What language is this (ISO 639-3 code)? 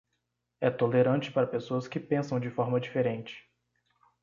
por